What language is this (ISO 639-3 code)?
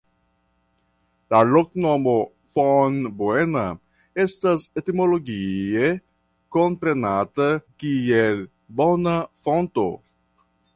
epo